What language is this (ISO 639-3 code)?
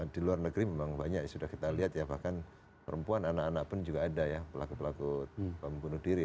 ind